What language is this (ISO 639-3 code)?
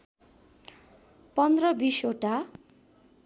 nep